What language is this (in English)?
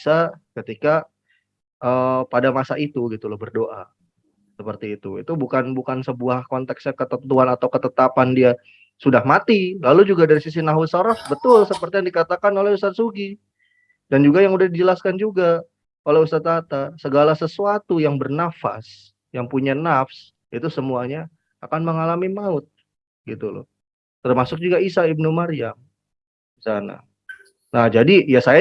Indonesian